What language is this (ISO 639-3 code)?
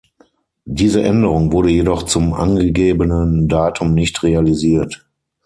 deu